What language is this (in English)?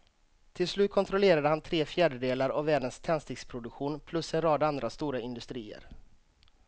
Swedish